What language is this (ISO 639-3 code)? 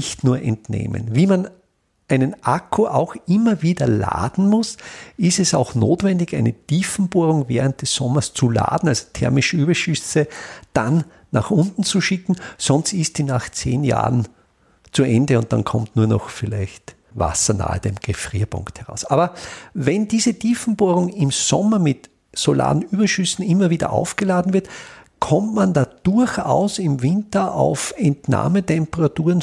deu